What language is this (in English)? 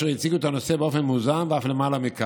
Hebrew